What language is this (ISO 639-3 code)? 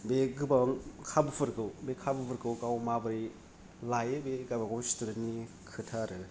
brx